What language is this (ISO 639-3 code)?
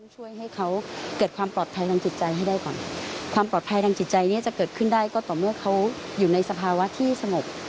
tha